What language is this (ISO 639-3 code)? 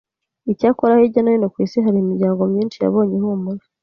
kin